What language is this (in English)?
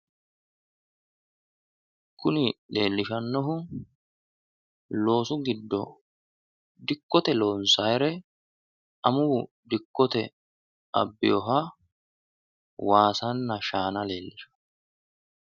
Sidamo